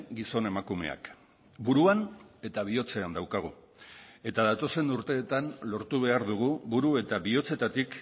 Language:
Basque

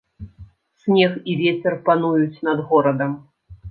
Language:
Belarusian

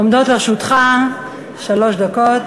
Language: Hebrew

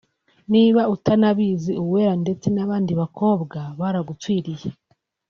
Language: Kinyarwanda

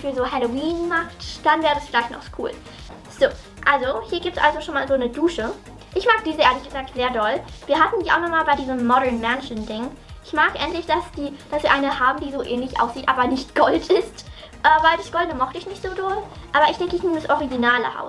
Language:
German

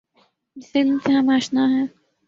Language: Urdu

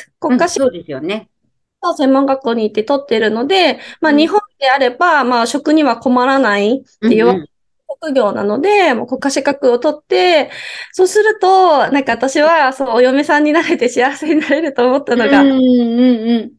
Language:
Japanese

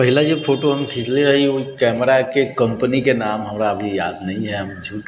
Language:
Maithili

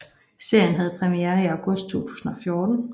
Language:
Danish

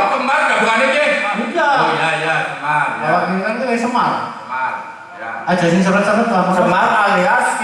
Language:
Indonesian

